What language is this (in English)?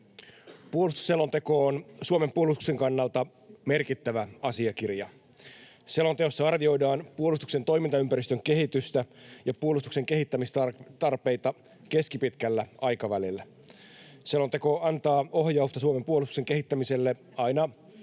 Finnish